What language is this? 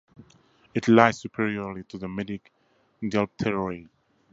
English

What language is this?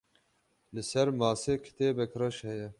Kurdish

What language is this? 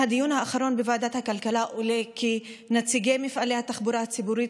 Hebrew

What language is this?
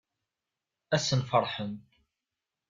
Kabyle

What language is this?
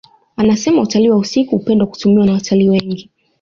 Swahili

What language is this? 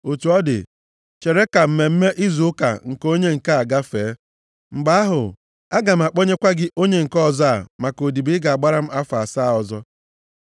Igbo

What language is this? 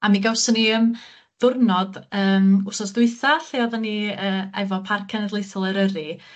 Welsh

